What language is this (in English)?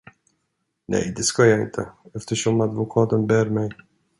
Swedish